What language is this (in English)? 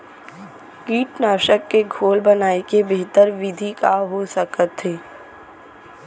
Chhattisgarhi